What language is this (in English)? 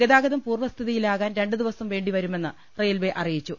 Malayalam